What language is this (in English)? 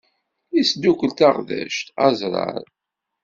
Kabyle